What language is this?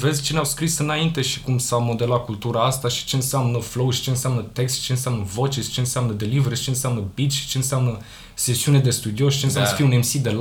Romanian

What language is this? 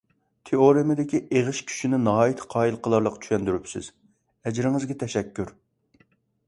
Uyghur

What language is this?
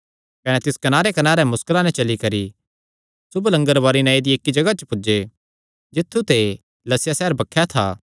Kangri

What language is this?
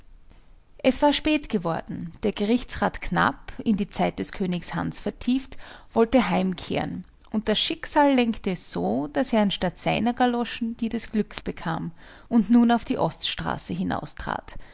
German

